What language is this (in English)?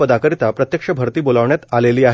Marathi